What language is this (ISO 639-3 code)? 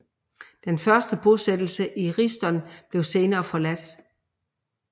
dan